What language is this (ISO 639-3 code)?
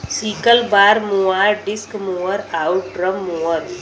bho